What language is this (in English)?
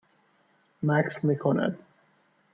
Persian